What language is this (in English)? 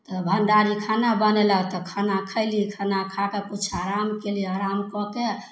Maithili